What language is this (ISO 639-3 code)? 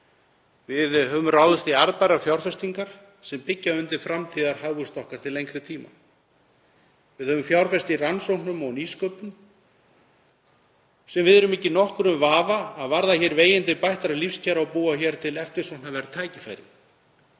isl